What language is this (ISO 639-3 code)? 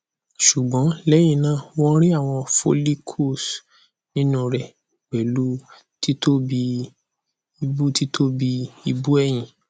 yor